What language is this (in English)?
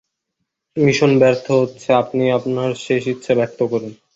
Bangla